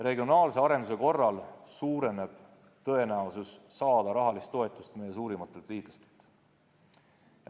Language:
Estonian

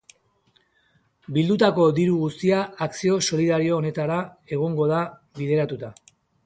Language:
Basque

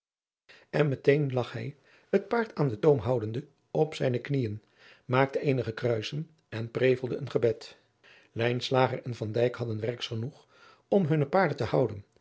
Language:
Dutch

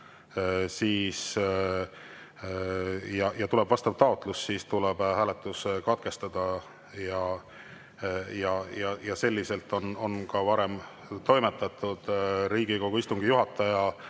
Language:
Estonian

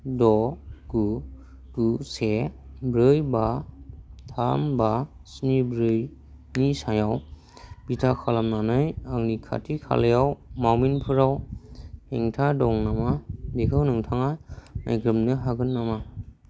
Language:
Bodo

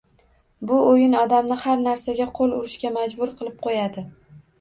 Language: Uzbek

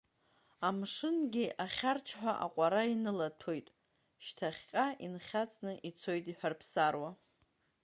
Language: Abkhazian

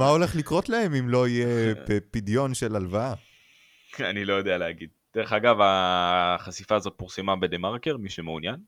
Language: Hebrew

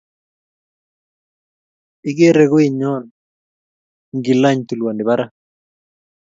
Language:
Kalenjin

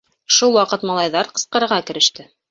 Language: Bashkir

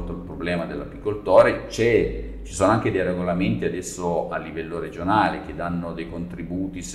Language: Italian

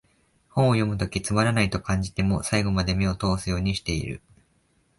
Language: Japanese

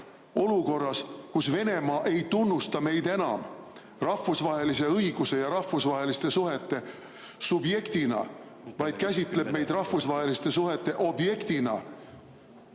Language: Estonian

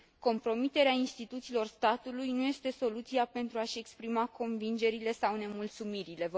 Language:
Romanian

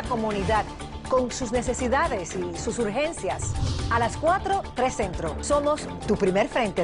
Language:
Spanish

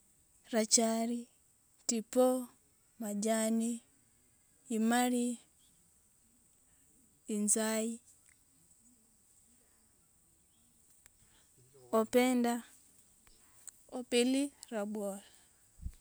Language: Wanga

